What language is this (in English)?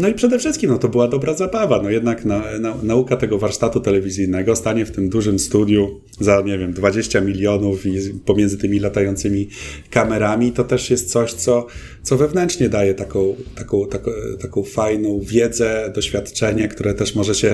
Polish